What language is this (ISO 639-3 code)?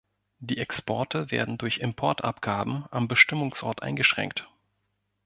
deu